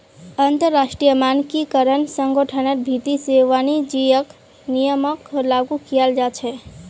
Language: Magahi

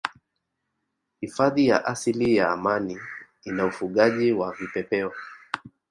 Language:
Swahili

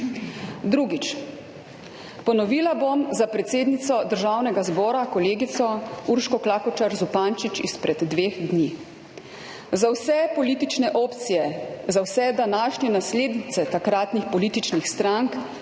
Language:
Slovenian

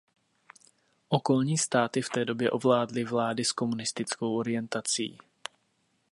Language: Czech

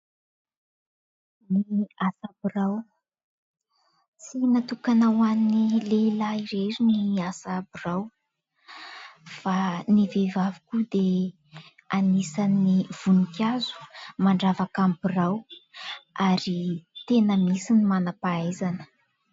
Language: Malagasy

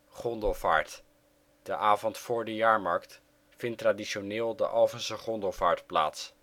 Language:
Dutch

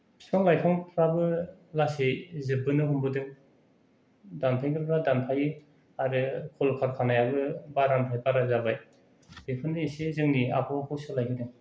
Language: Bodo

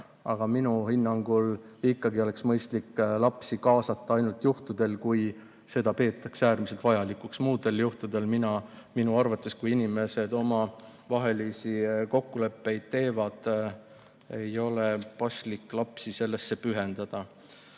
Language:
Estonian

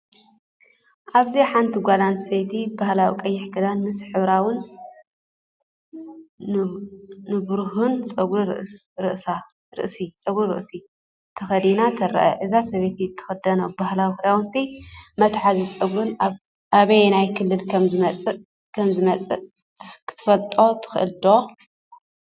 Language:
Tigrinya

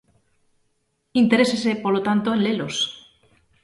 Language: Galician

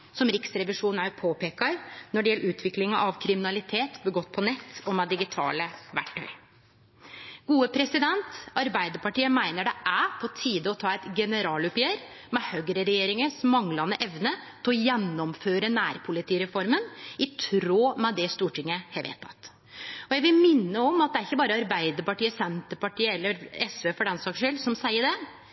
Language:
Norwegian Nynorsk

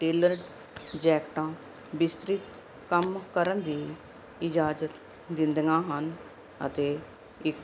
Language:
Punjabi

